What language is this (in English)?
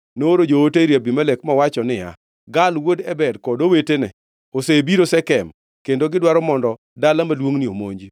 Luo (Kenya and Tanzania)